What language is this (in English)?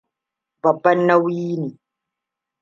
Hausa